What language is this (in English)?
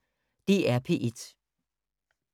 Danish